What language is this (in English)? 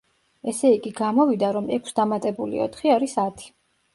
Georgian